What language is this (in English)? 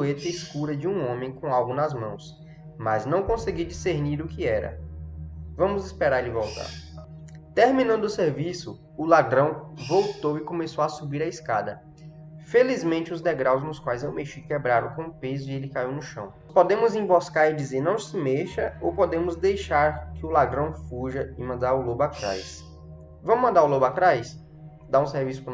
Portuguese